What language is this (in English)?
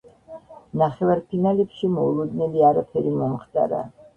Georgian